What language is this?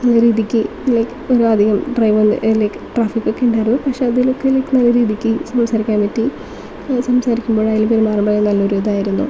Malayalam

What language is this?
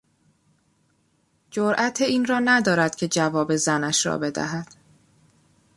Persian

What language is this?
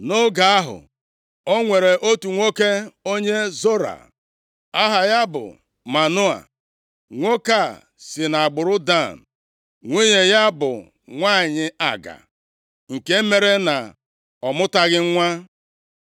Igbo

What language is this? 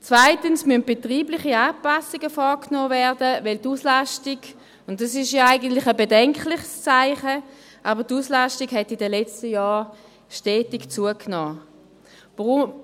Swiss German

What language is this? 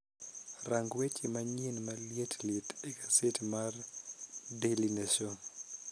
Luo (Kenya and Tanzania)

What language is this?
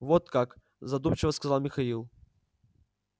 Russian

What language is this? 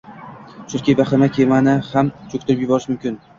Uzbek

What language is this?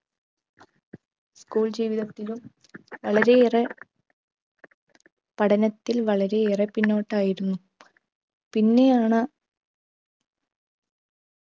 Malayalam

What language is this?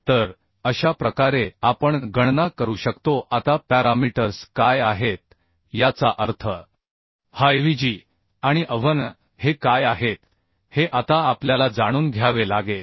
Marathi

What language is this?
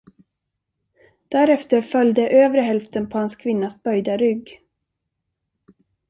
Swedish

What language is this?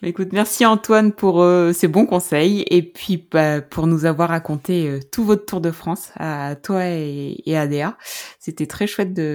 French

